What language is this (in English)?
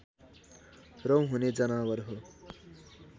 Nepali